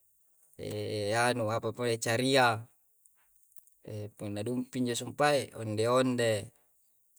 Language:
Coastal Konjo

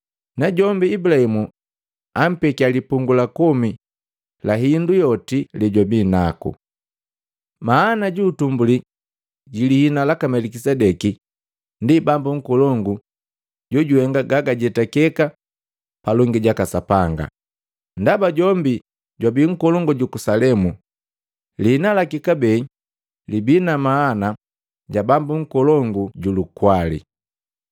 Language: Matengo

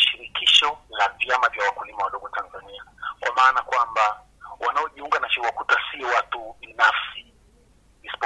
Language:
Swahili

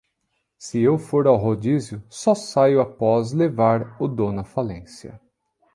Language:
Portuguese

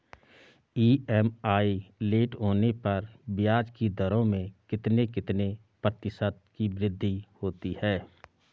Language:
Hindi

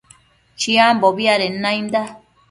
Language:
Matsés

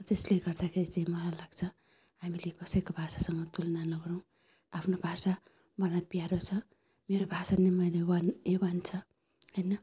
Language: Nepali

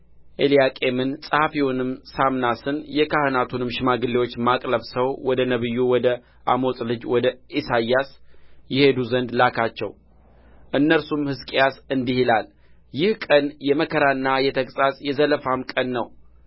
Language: Amharic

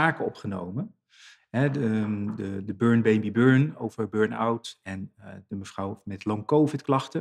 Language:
Dutch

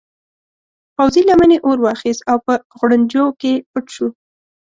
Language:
Pashto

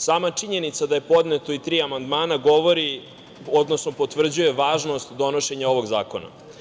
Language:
Serbian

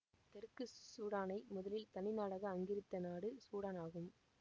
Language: Tamil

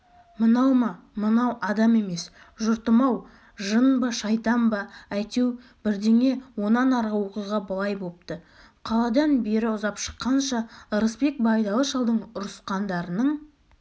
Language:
Kazakh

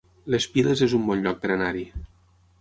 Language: Catalan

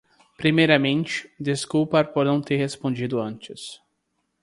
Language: Portuguese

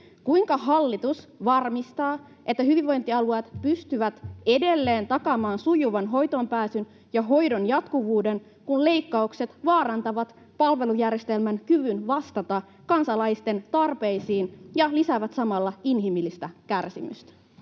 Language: Finnish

